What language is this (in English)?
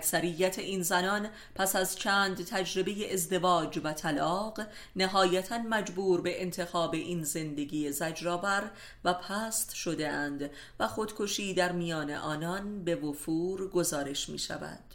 Persian